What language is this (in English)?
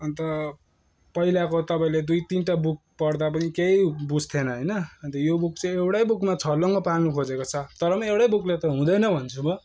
Nepali